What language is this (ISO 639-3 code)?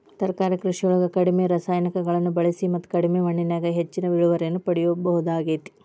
kan